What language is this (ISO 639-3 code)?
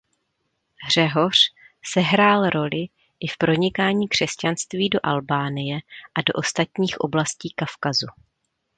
ces